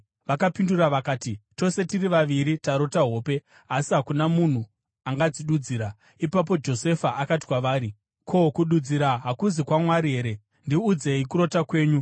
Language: Shona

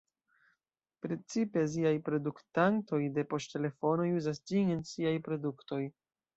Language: Esperanto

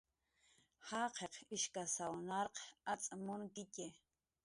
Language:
Jaqaru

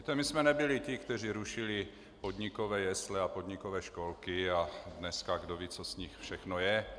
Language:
Czech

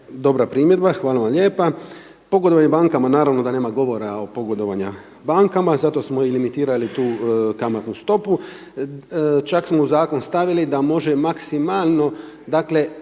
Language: Croatian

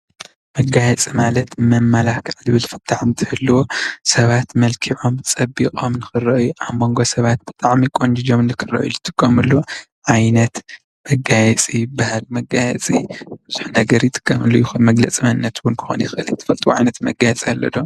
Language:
Tigrinya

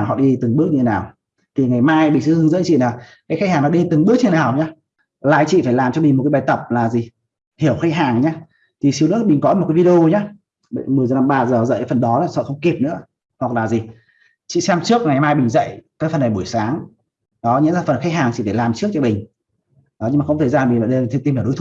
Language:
Vietnamese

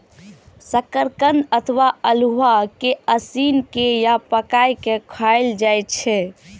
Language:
Maithili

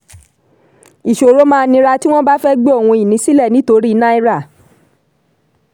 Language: Yoruba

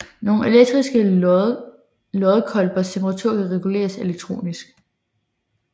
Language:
Danish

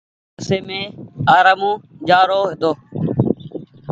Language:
Goaria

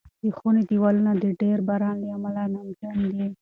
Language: Pashto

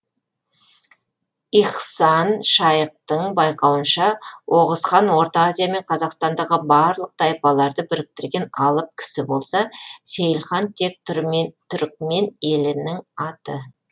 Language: Kazakh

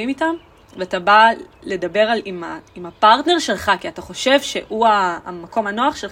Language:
Hebrew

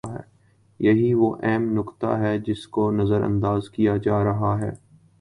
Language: Urdu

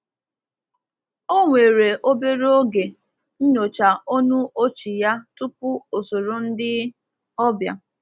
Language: Igbo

